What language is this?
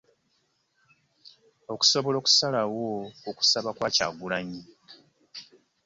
Ganda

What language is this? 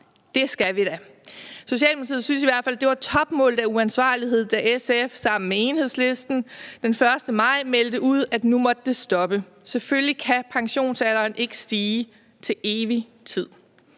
Danish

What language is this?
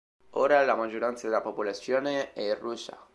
Italian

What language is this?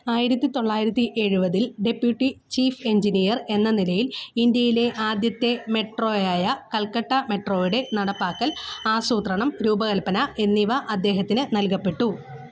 Malayalam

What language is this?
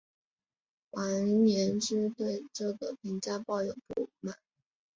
Chinese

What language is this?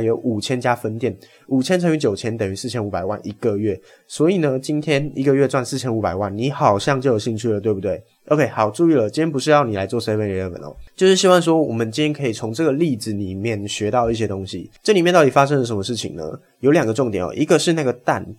Chinese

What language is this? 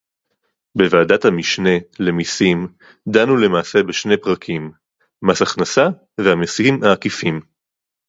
Hebrew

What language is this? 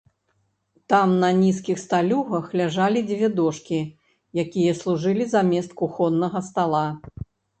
Belarusian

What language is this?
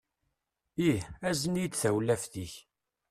Kabyle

